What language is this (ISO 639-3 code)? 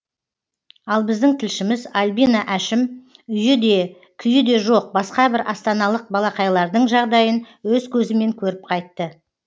kaz